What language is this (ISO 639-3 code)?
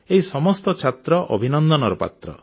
ori